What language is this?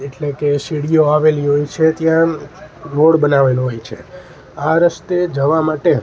Gujarati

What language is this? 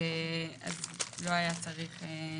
Hebrew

